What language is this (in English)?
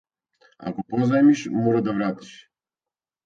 Macedonian